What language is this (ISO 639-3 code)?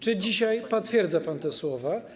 pol